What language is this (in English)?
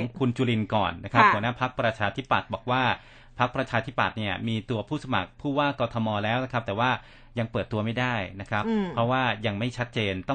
Thai